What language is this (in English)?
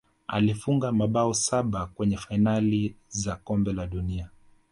Swahili